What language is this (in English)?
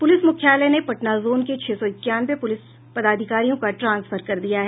Hindi